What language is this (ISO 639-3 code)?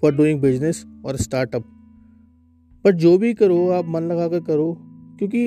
hin